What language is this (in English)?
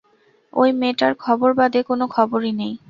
Bangla